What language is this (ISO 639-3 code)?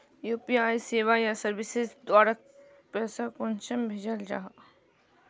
mag